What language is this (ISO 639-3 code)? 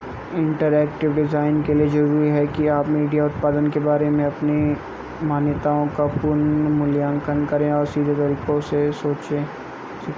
hin